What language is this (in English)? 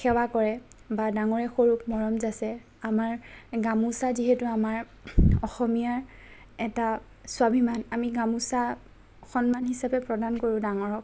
Assamese